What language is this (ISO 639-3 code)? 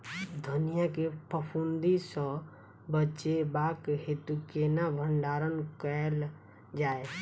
mai